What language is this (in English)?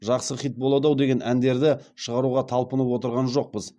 Kazakh